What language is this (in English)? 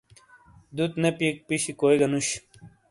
Shina